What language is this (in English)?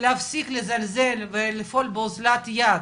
Hebrew